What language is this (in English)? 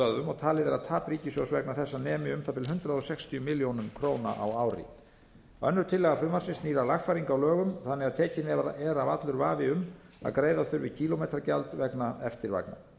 Icelandic